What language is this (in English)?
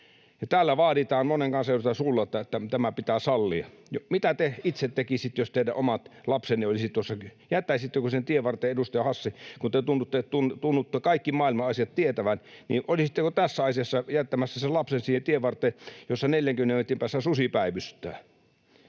Finnish